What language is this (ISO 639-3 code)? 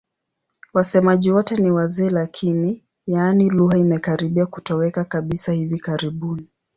swa